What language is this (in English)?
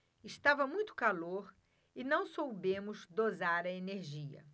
Portuguese